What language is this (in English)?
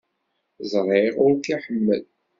Kabyle